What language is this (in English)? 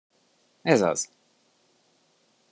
Hungarian